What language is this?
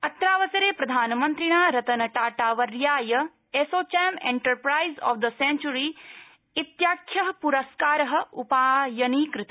Sanskrit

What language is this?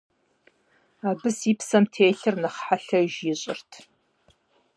Kabardian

